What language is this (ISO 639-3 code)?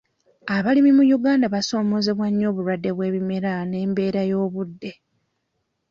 lug